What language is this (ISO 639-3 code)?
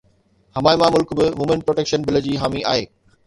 snd